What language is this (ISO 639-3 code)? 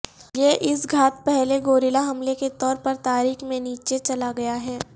urd